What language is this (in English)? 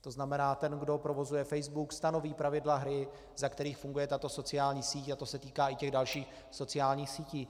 Czech